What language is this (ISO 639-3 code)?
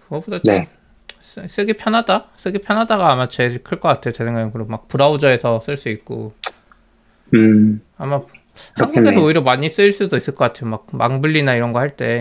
kor